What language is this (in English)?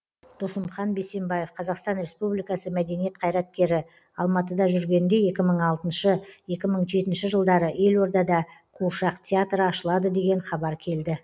Kazakh